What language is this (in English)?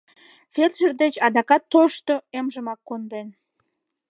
Mari